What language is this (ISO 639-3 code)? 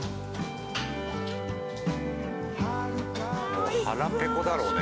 jpn